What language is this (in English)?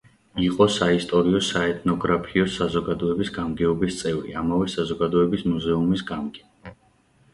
Georgian